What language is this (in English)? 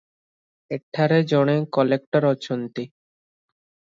Odia